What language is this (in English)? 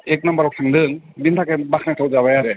Bodo